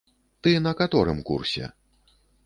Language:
Belarusian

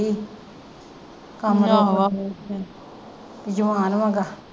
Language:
Punjabi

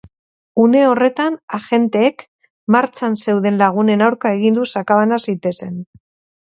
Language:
Basque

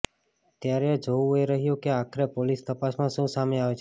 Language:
Gujarati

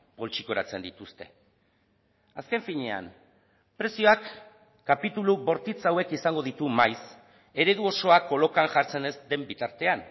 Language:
Basque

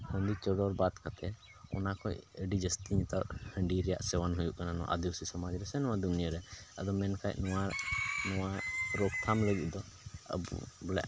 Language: Santali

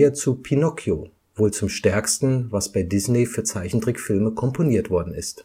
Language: German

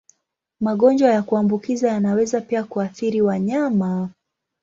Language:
Swahili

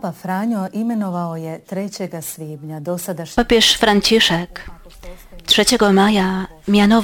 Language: Polish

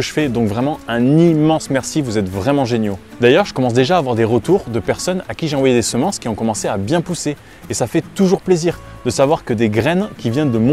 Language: French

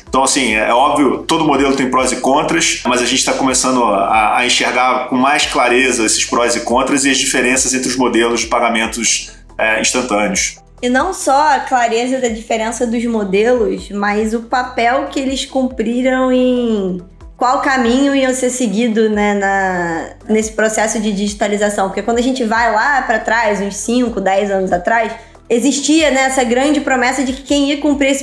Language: Portuguese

